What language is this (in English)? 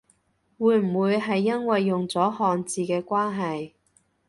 Cantonese